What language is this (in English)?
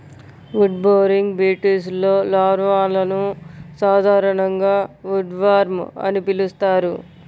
Telugu